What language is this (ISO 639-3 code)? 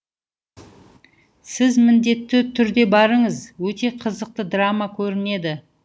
kaz